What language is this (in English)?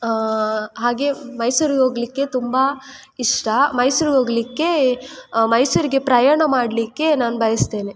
Kannada